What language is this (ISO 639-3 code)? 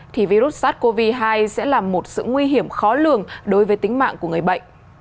vie